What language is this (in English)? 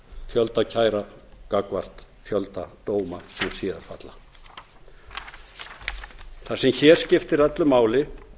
Icelandic